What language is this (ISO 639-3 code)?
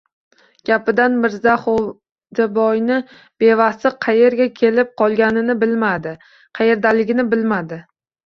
uzb